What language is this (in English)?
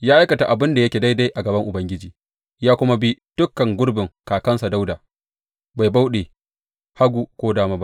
Hausa